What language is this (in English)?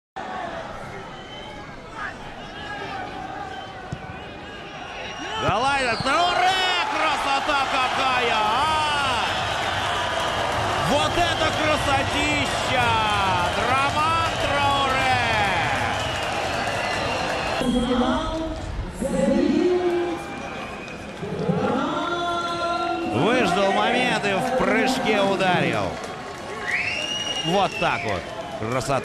Russian